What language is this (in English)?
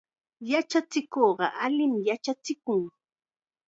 Chiquián Ancash Quechua